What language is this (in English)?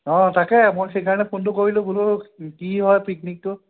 Assamese